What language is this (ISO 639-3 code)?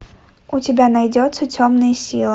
rus